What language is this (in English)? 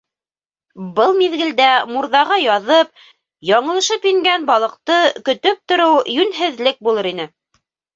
Bashkir